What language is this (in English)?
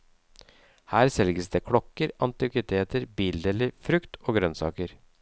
Norwegian